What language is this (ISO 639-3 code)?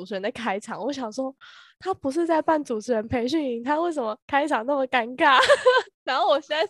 zho